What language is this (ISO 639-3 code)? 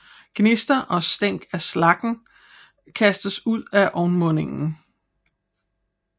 dan